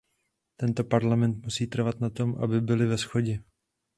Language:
Czech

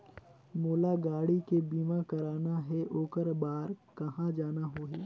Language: Chhattisgarhi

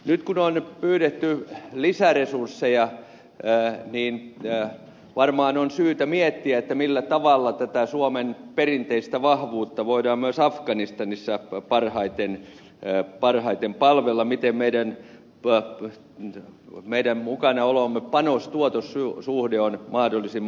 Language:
Finnish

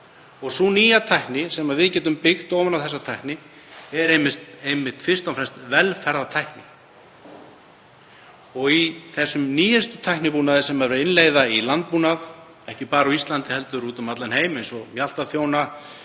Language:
Icelandic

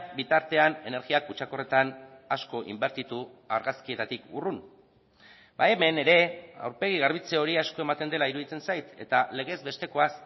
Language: Basque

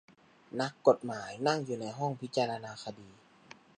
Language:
Thai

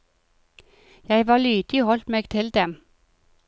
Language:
Norwegian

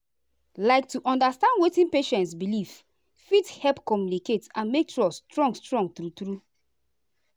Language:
Nigerian Pidgin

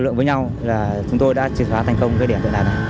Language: Vietnamese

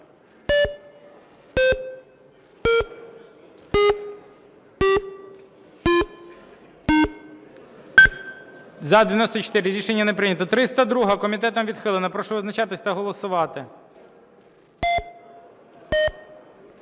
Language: Ukrainian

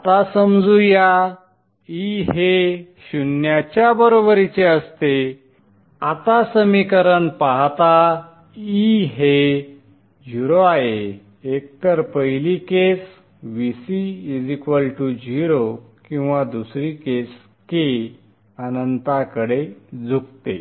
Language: Marathi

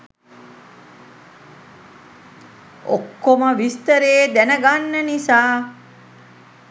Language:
Sinhala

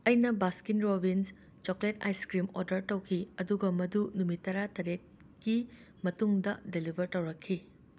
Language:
Manipuri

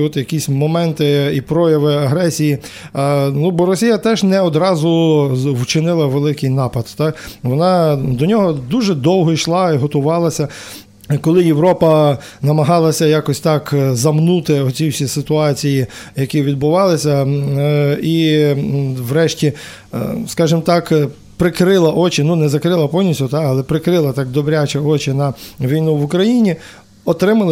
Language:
Ukrainian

